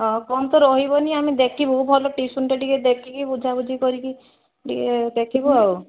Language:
Odia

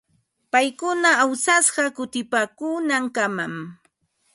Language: Ambo-Pasco Quechua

